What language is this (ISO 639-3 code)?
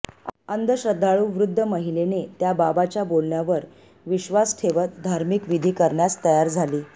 mar